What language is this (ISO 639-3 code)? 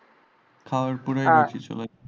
ben